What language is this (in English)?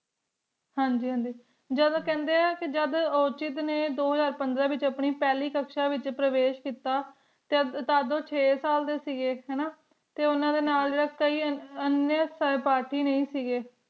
Punjabi